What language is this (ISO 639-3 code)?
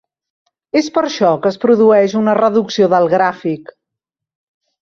cat